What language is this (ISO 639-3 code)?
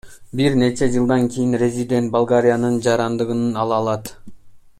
kir